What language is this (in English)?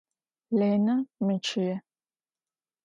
Adyghe